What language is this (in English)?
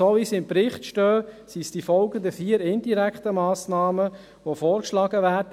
Swiss German